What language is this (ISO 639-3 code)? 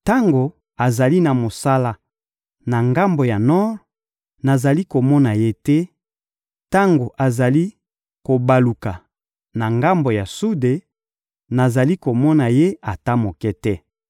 lin